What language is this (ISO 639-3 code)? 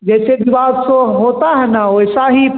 hin